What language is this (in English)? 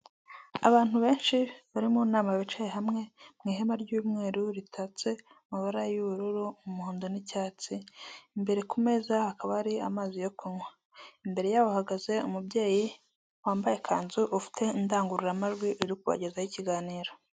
Kinyarwanda